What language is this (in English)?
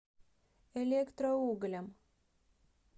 Russian